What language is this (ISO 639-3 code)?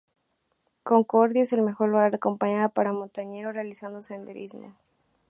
spa